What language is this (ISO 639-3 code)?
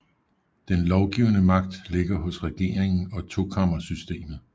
dan